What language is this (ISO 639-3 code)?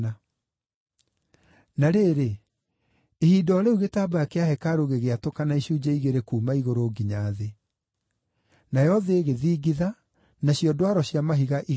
kik